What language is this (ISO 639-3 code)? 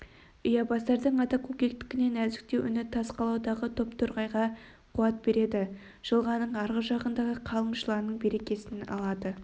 kaz